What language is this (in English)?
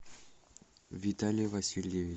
Russian